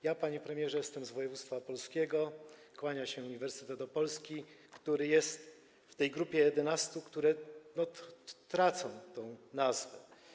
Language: Polish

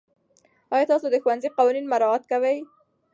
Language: Pashto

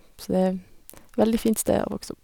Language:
Norwegian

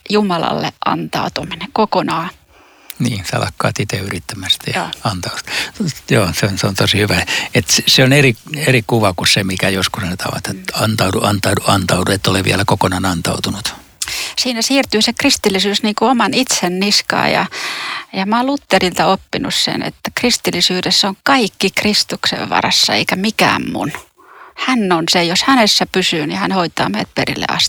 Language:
Finnish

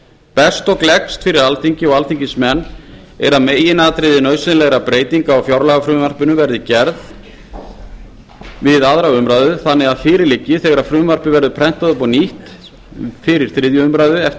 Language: Icelandic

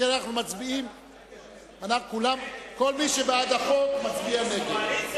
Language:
Hebrew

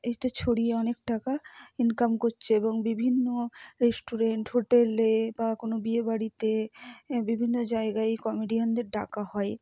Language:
Bangla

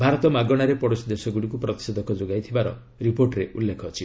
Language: Odia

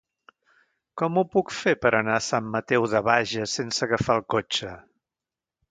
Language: Catalan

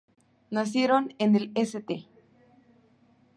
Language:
Spanish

